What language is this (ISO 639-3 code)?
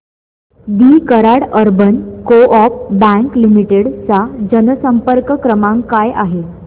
mar